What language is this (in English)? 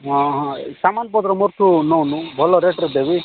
Odia